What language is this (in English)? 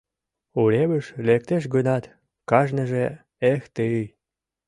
Mari